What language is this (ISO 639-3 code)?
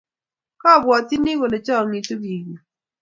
kln